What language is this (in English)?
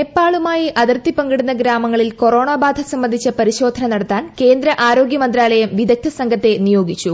Malayalam